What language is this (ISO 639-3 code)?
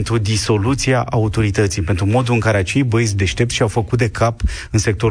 ron